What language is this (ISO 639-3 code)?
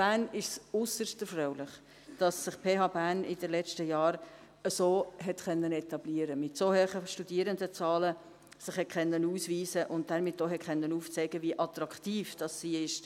gsw